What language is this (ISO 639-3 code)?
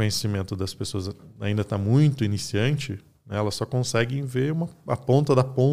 por